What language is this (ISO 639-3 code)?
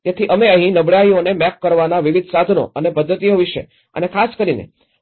guj